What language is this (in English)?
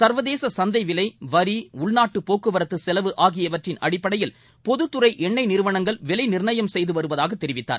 Tamil